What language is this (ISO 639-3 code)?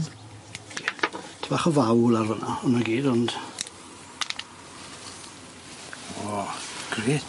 cym